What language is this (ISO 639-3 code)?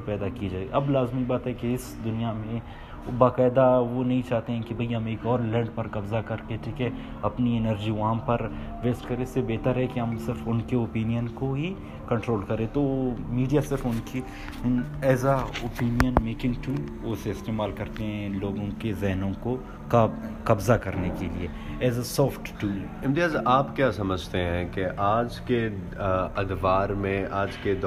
urd